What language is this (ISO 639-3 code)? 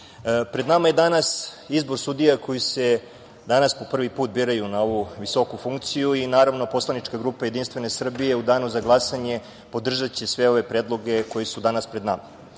srp